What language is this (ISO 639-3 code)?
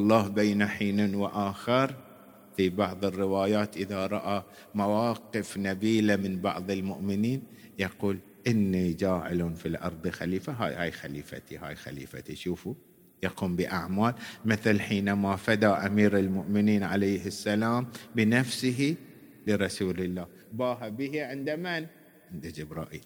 ara